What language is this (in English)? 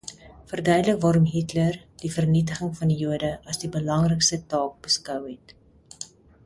Afrikaans